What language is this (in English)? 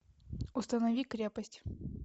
Russian